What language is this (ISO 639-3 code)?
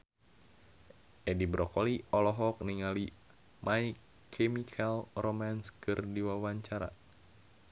sun